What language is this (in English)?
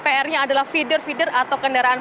Indonesian